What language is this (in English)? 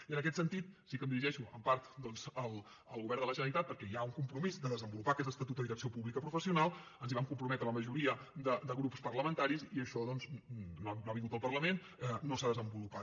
Catalan